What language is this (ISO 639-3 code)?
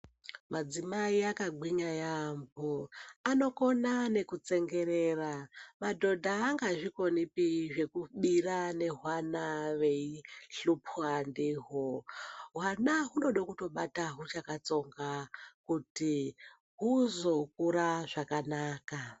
ndc